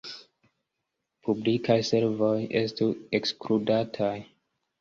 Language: Esperanto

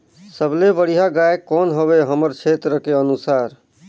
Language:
Chhattisgarhi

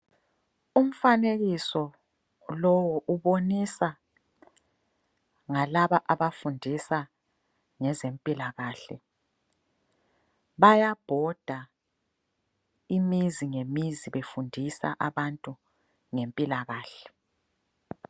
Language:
North Ndebele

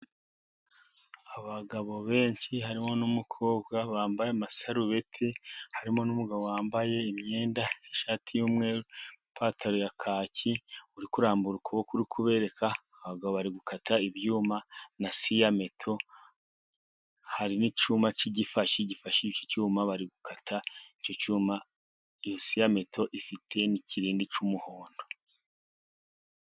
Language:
Kinyarwanda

